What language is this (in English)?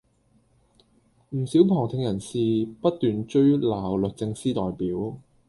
Cantonese